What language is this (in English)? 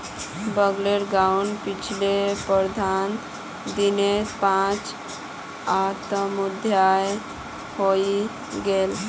Magahi